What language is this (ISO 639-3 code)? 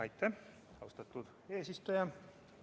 est